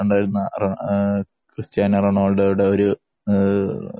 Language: Malayalam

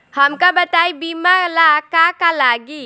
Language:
Bhojpuri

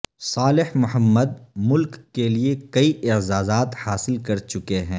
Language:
Urdu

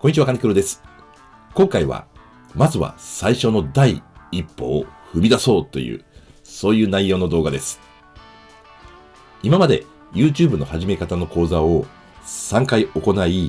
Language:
Japanese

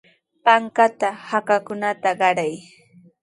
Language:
Sihuas Ancash Quechua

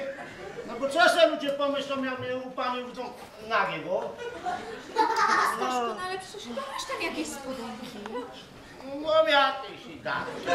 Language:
Polish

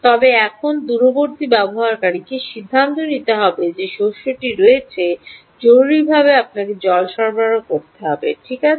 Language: Bangla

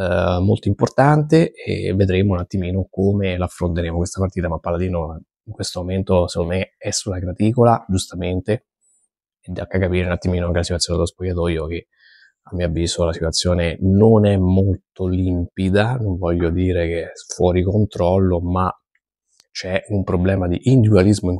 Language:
Italian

